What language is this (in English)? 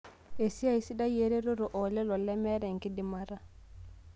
Masai